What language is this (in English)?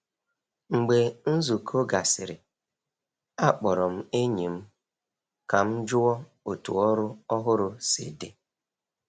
Igbo